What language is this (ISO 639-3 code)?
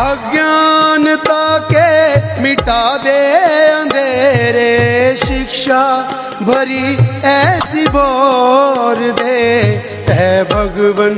hin